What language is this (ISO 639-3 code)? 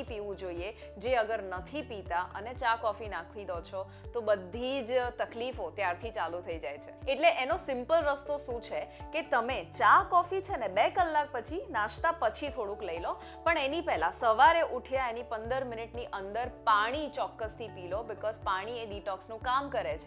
hin